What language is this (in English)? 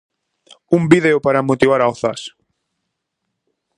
Galician